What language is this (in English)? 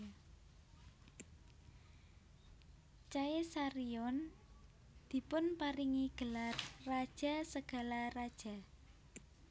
Javanese